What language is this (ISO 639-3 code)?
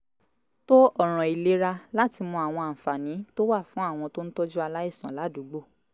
yor